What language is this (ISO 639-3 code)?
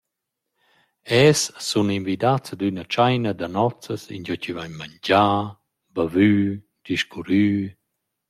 roh